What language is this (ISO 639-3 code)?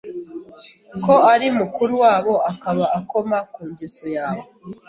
kin